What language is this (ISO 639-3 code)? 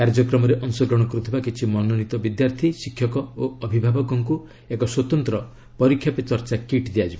ori